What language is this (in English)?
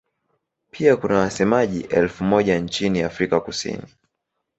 Swahili